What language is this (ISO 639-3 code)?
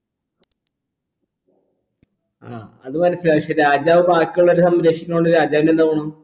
mal